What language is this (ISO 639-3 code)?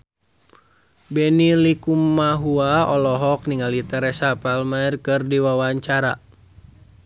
sun